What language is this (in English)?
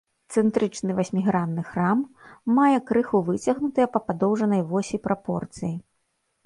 Belarusian